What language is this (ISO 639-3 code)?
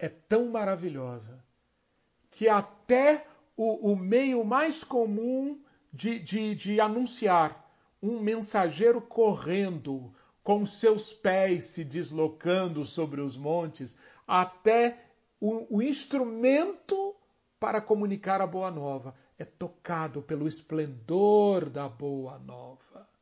por